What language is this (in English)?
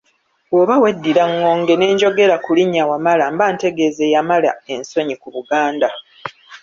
Ganda